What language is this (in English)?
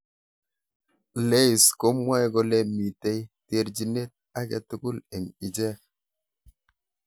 Kalenjin